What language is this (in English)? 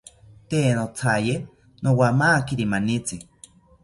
South Ucayali Ashéninka